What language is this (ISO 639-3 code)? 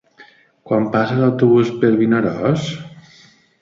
cat